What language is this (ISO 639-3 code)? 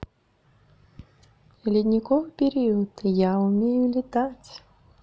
rus